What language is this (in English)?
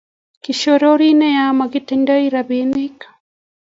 Kalenjin